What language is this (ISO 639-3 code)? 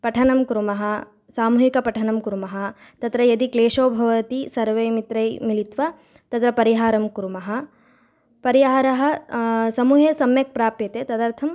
san